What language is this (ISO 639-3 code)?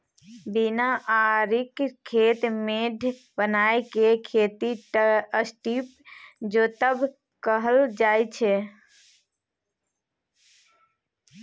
mai